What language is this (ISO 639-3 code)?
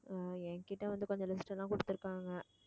tam